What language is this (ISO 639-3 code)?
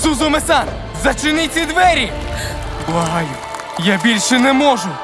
ukr